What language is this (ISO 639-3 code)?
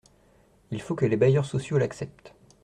fra